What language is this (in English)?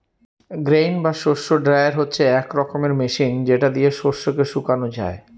Bangla